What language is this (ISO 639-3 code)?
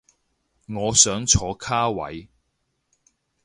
yue